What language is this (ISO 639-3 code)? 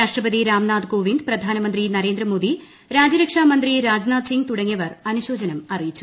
mal